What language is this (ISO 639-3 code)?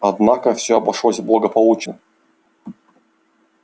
rus